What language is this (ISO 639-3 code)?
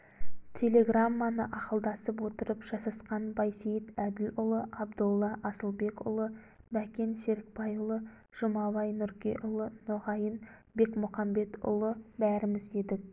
kaz